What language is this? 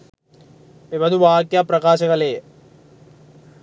Sinhala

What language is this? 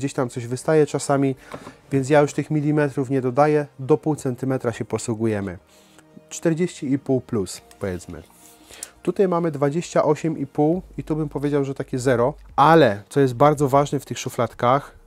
Polish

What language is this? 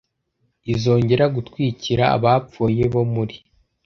Kinyarwanda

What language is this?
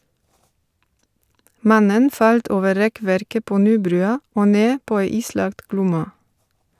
Norwegian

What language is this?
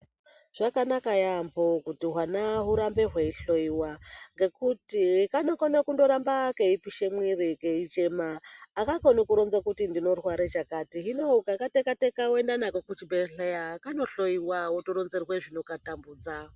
Ndau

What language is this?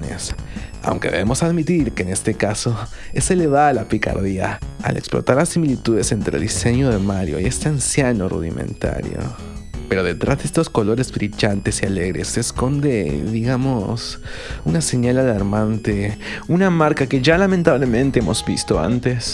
Spanish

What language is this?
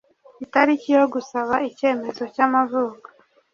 Kinyarwanda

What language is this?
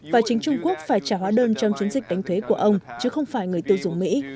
Vietnamese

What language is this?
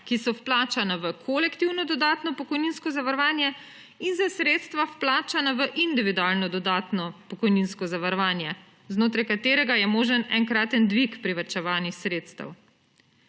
Slovenian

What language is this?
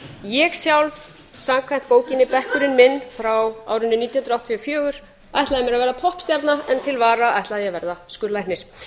Icelandic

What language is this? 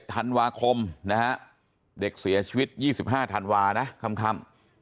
Thai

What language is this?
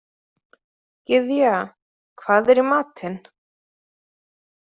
Icelandic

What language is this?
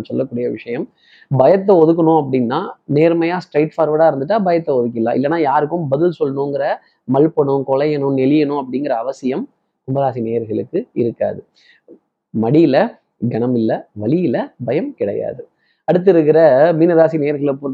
Tamil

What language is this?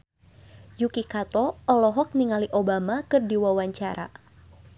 Sundanese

